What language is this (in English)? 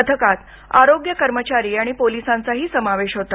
Marathi